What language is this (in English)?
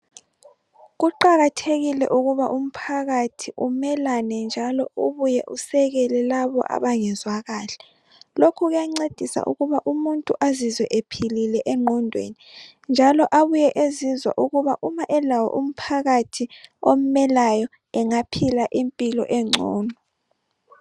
North Ndebele